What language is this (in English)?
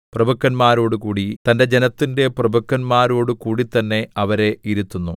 Malayalam